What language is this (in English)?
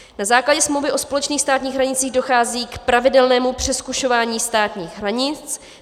Czech